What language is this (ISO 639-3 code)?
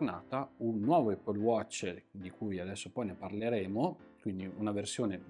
ita